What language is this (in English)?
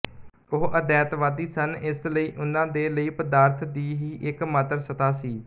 Punjabi